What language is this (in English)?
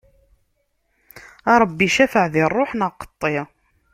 Kabyle